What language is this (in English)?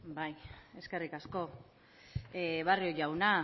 Basque